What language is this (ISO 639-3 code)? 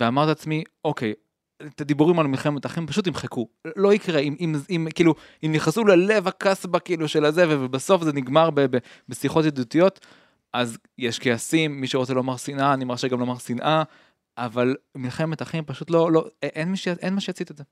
heb